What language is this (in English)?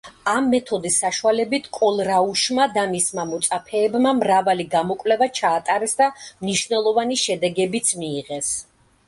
Georgian